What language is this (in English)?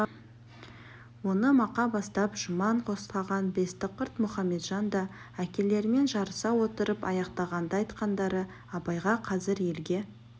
Kazakh